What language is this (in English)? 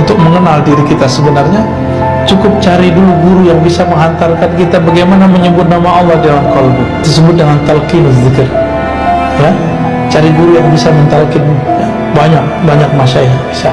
Indonesian